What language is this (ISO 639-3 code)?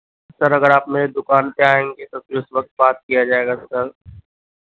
urd